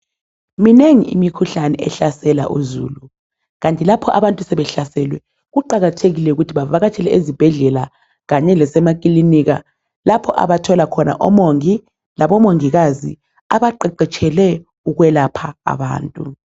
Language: North Ndebele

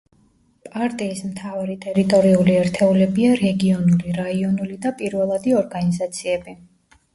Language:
Georgian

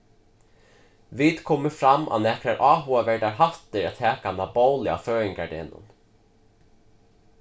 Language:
Faroese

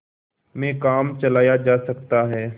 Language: Hindi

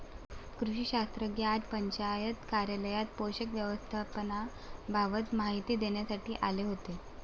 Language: Marathi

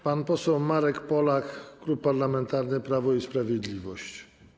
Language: Polish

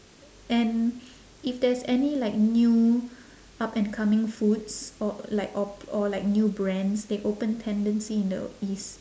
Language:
English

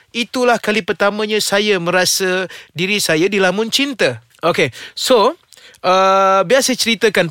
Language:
Malay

